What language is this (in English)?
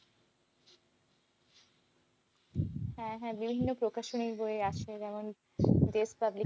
Bangla